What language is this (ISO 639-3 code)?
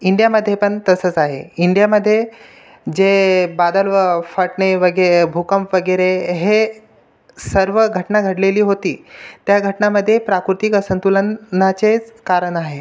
mar